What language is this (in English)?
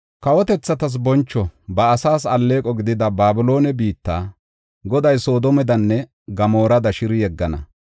Gofa